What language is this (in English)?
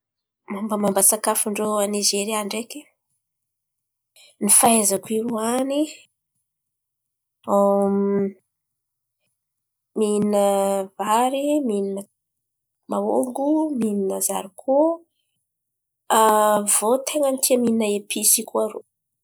Antankarana Malagasy